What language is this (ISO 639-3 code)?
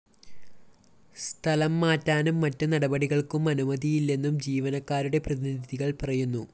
mal